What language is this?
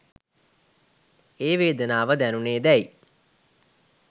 Sinhala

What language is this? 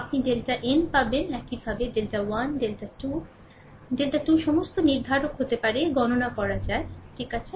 Bangla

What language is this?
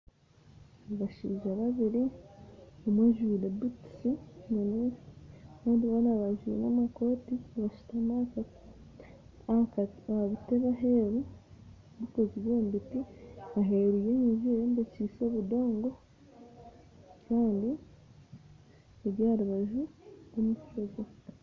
Nyankole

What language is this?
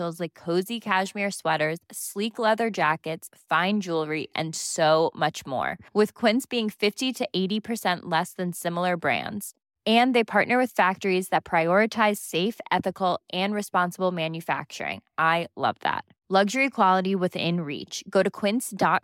Swedish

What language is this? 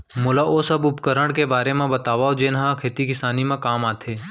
Chhattisgarhi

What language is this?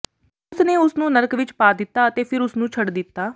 Punjabi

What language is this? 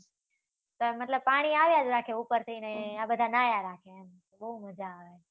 Gujarati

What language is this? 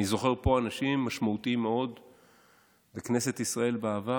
Hebrew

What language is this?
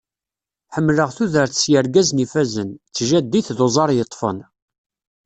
Kabyle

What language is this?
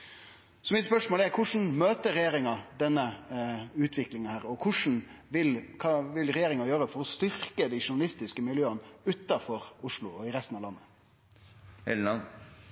Norwegian Nynorsk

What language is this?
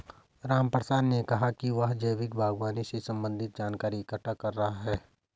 Hindi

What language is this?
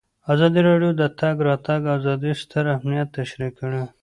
Pashto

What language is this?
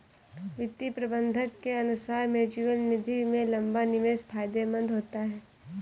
Hindi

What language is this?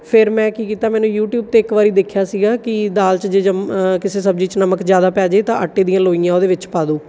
Punjabi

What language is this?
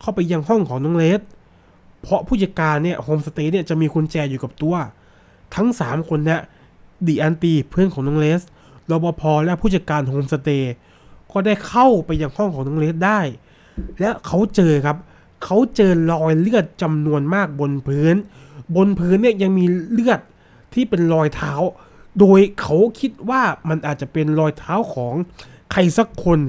Thai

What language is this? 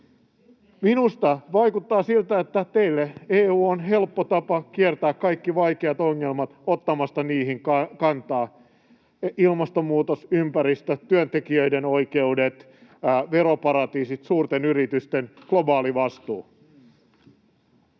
Finnish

